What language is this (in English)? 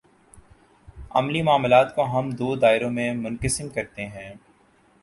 Urdu